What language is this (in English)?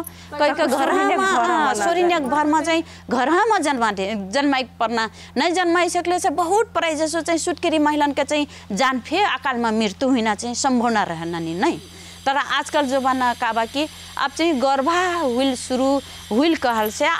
Hindi